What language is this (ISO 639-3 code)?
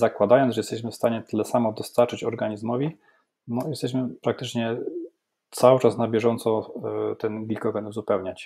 pol